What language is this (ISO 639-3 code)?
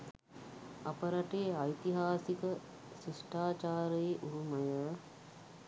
sin